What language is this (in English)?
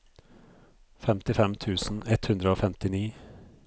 Norwegian